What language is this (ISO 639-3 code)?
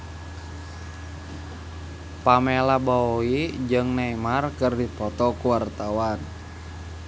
sun